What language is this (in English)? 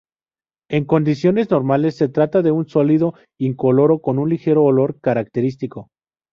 Spanish